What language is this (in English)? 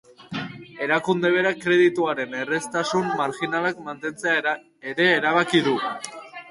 Basque